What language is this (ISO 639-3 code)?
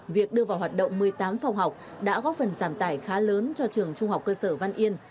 vie